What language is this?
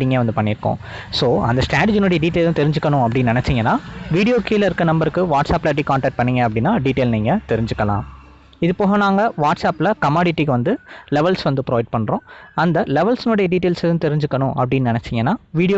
Indonesian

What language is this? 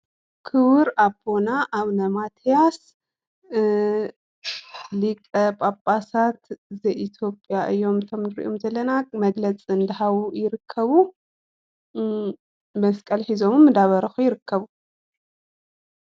Tigrinya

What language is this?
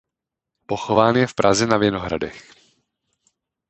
Czech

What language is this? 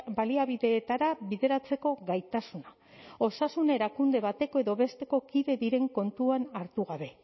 Basque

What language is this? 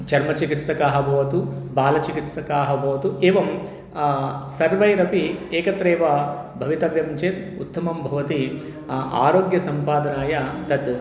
Sanskrit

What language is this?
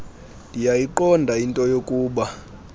Xhosa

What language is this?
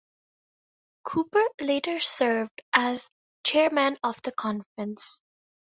English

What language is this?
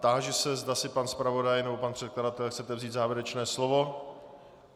Czech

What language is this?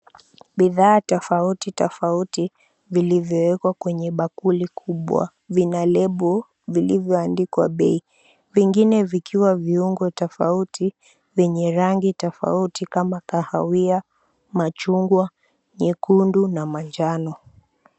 Swahili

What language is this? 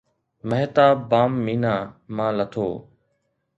Sindhi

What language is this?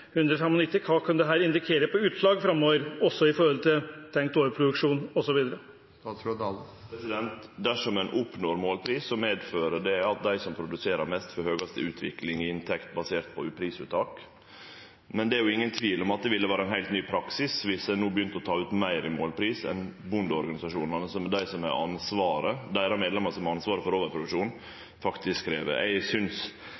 Norwegian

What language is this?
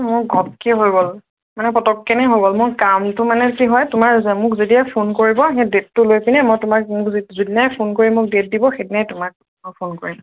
Assamese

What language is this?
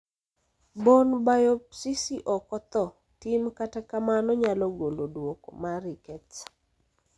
Luo (Kenya and Tanzania)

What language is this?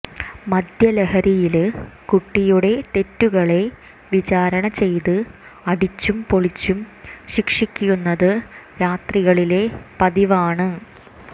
Malayalam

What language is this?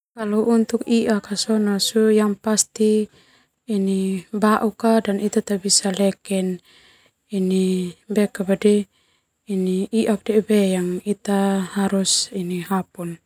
Termanu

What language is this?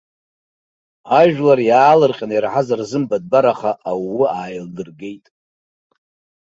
Abkhazian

